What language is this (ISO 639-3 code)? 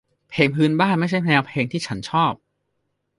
tha